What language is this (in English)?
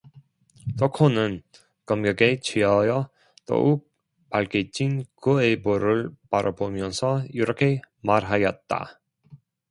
Korean